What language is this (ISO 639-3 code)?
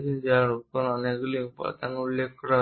ben